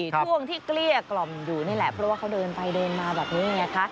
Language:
Thai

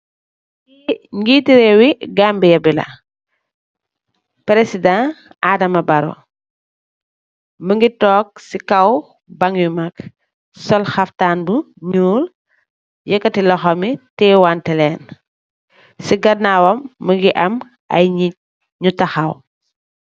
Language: Wolof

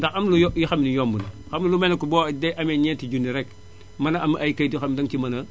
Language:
Wolof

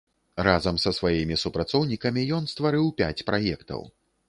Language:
Belarusian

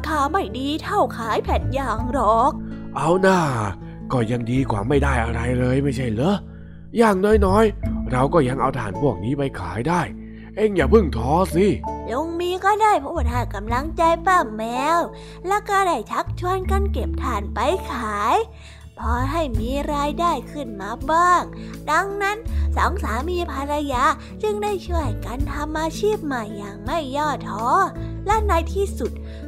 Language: Thai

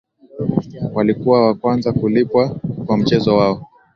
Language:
Swahili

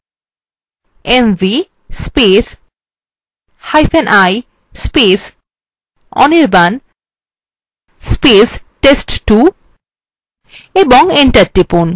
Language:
Bangla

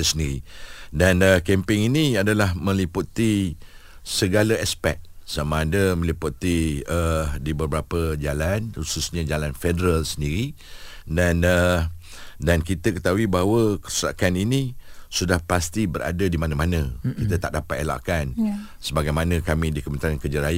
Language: Malay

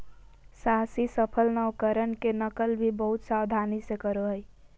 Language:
Magahi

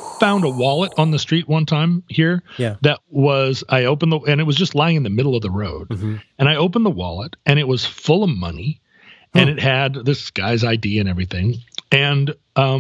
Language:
English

